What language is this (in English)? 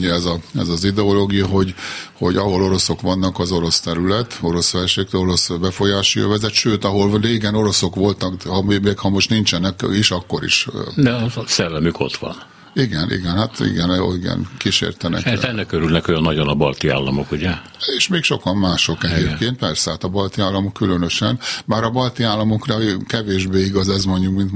Hungarian